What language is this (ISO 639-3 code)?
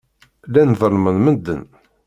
kab